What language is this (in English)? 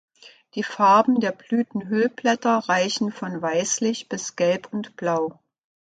German